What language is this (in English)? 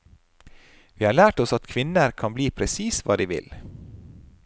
Norwegian